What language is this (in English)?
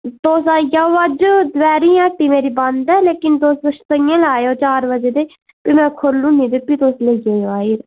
Dogri